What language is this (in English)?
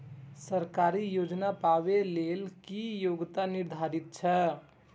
Maithili